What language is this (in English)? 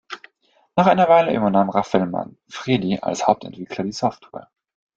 German